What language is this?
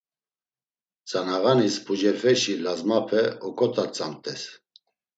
Laz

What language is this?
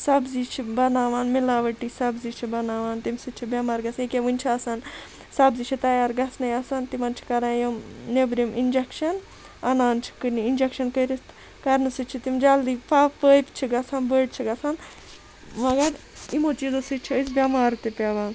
Kashmiri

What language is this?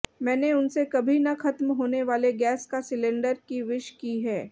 Hindi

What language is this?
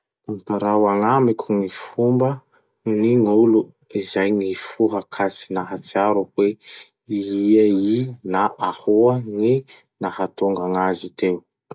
Masikoro Malagasy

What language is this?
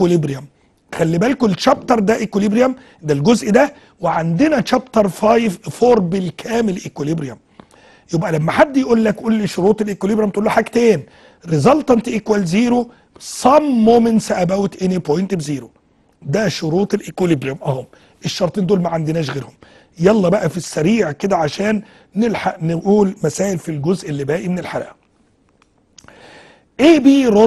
Arabic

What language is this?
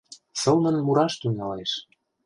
Mari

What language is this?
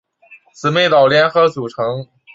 Chinese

